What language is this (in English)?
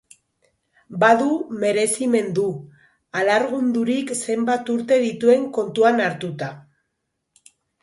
Basque